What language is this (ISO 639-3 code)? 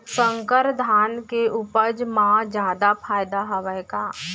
hne